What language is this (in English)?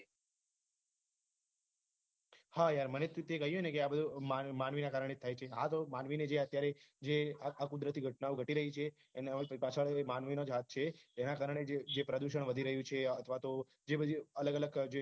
Gujarati